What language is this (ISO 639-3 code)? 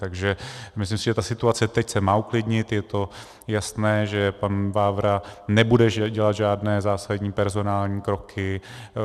ces